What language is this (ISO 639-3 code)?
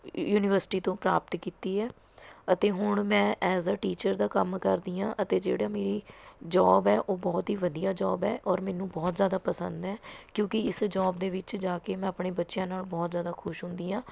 pan